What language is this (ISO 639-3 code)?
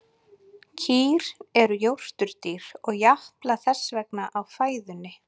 isl